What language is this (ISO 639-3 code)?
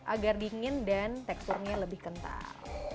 ind